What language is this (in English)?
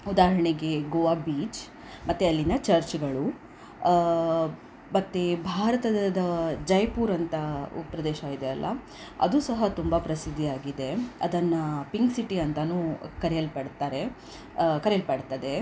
Kannada